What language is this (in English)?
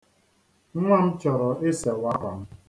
Igbo